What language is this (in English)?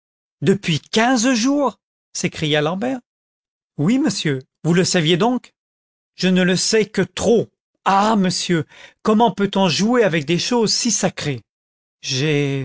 French